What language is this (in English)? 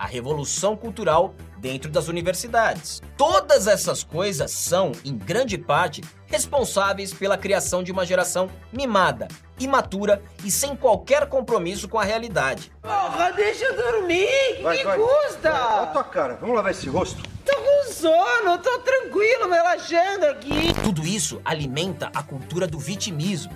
Portuguese